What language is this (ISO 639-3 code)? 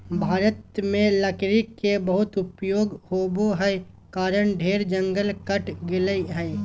mag